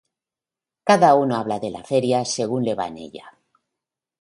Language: Spanish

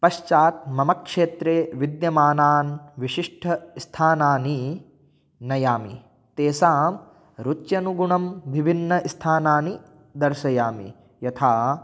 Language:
Sanskrit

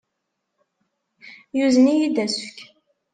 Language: Kabyle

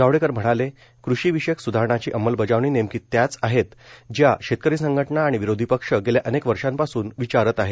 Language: Marathi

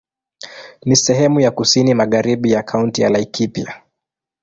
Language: Swahili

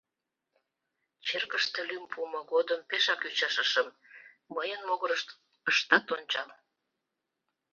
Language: Mari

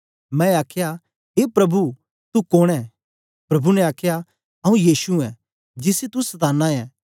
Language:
Dogri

